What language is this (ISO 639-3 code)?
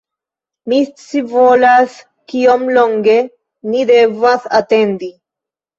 epo